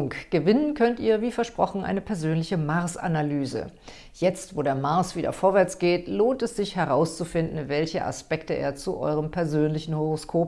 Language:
German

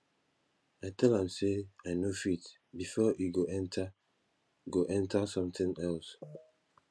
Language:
Nigerian Pidgin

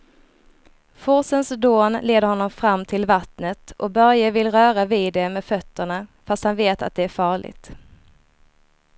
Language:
Swedish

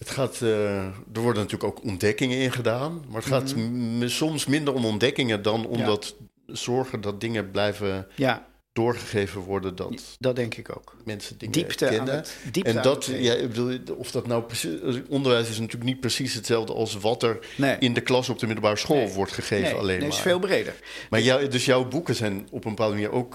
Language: Dutch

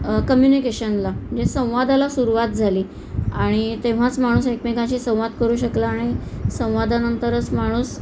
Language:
Marathi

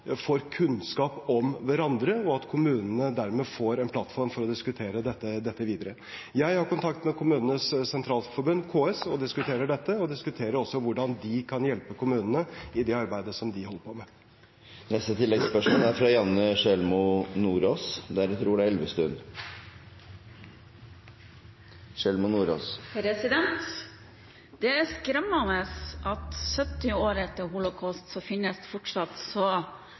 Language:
Norwegian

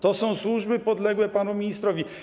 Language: Polish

